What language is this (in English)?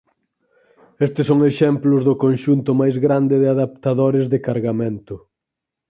Galician